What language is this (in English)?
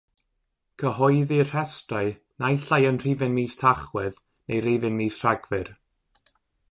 Welsh